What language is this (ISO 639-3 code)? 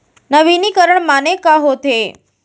hne